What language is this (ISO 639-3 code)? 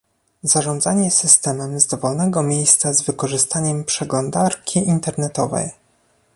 pol